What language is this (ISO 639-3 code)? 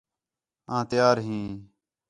xhe